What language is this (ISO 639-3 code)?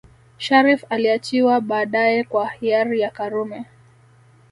swa